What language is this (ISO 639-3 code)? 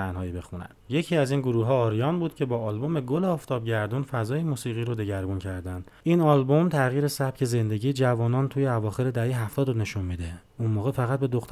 fas